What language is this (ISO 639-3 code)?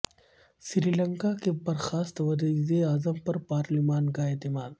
urd